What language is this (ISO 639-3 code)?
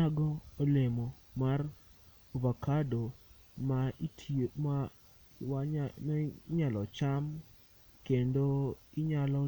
luo